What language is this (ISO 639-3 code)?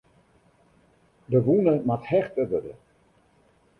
fry